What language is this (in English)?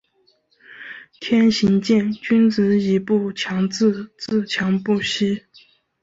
Chinese